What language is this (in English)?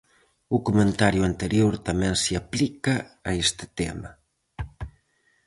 Galician